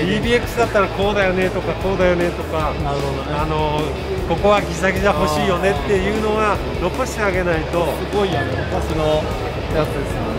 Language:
Japanese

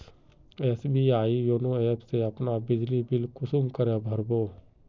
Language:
Magahi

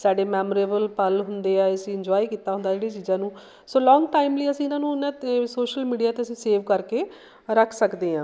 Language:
Punjabi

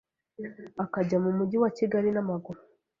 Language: Kinyarwanda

